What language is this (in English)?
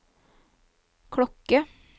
Norwegian